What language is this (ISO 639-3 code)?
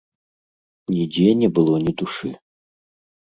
bel